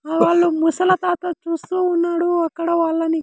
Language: Telugu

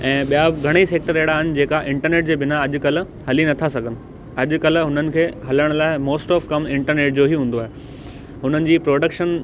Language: Sindhi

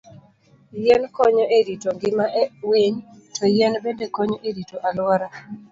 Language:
Luo (Kenya and Tanzania)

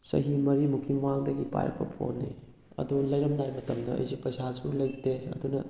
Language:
Manipuri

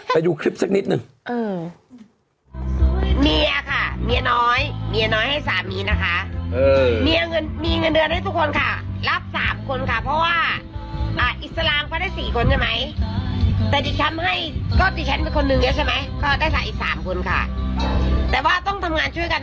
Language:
Thai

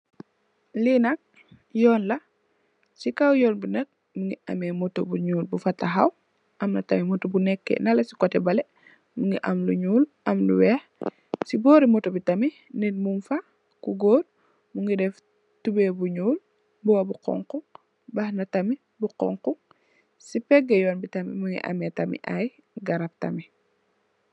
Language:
Wolof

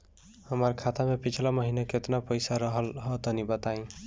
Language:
Bhojpuri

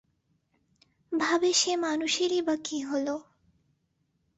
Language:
Bangla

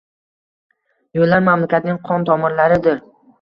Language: Uzbek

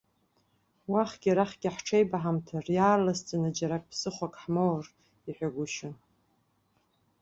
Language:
Abkhazian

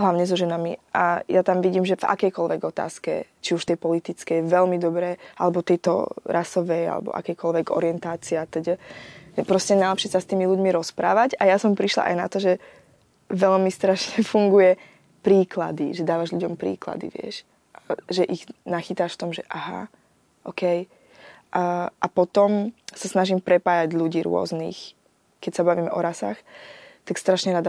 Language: Slovak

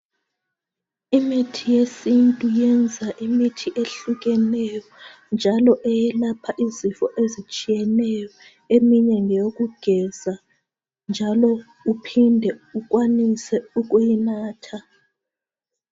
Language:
North Ndebele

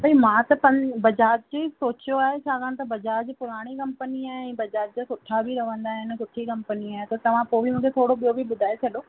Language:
Sindhi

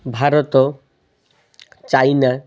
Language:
Odia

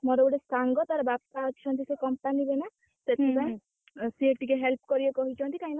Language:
Odia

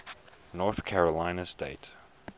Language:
English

